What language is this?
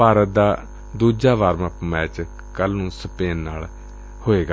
Punjabi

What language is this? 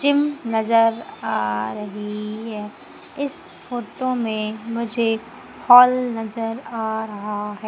Hindi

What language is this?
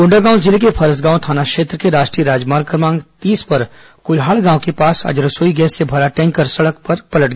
Hindi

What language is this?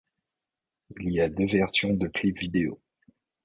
French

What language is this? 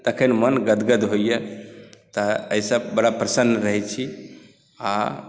Maithili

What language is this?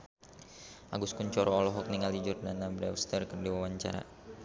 Sundanese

